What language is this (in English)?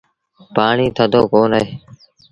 Sindhi Bhil